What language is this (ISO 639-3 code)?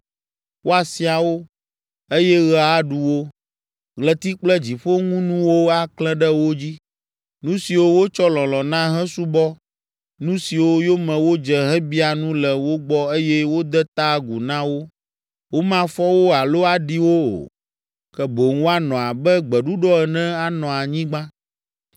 ewe